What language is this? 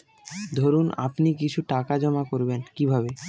Bangla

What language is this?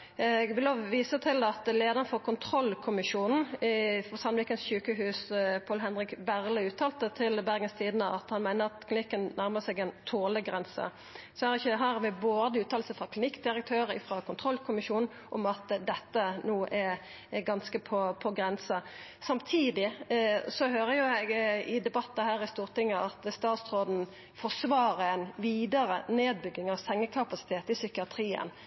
Norwegian Nynorsk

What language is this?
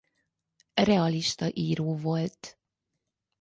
Hungarian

